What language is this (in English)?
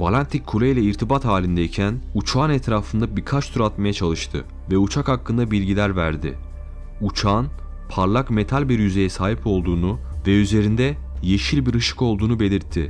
Turkish